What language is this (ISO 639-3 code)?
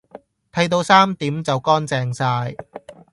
yue